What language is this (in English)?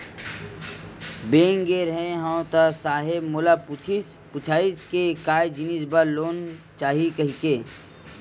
Chhattisgarhi